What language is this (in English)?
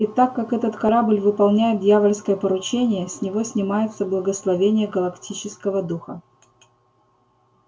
Russian